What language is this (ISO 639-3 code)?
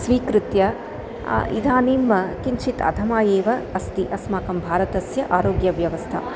san